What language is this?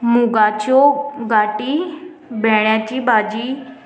Konkani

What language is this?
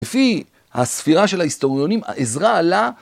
Hebrew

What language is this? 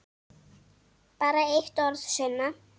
Icelandic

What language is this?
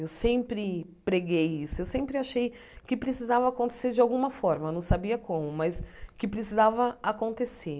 Portuguese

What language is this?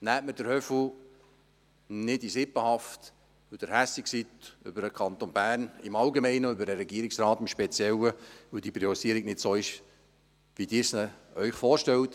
Swiss German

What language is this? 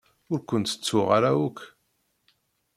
Kabyle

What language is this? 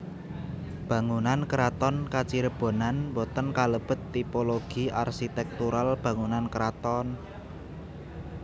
Javanese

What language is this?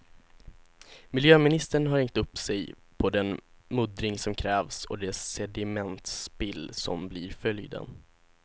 Swedish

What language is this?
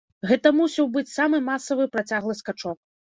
Belarusian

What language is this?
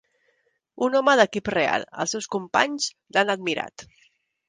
Catalan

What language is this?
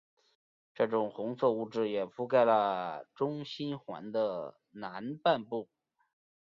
Chinese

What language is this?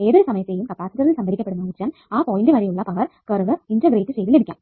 Malayalam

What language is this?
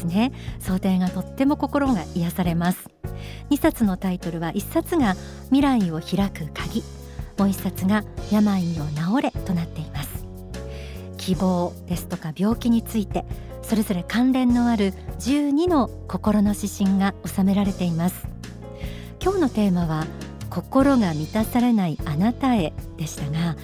Japanese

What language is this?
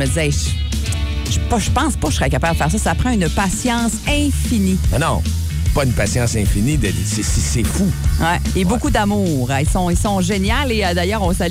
French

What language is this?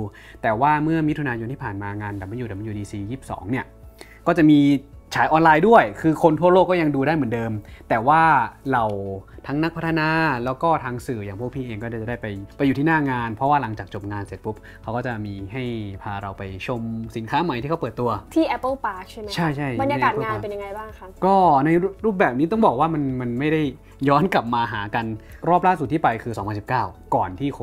Thai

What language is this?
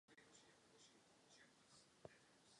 Czech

